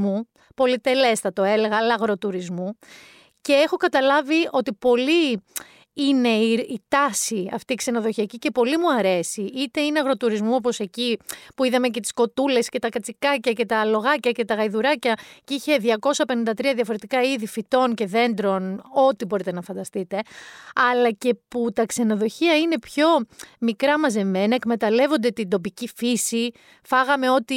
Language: Greek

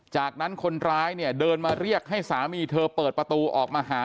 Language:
Thai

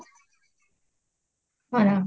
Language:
Odia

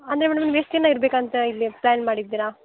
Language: Kannada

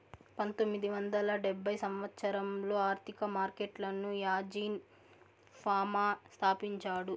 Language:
Telugu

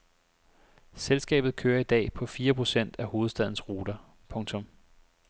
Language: Danish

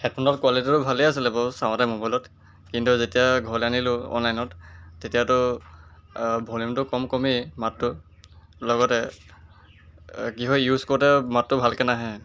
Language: Assamese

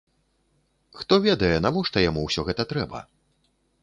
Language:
Belarusian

